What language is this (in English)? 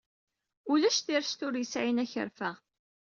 Kabyle